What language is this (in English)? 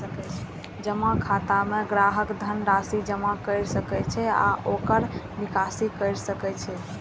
Maithili